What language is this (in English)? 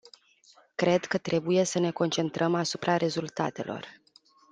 Romanian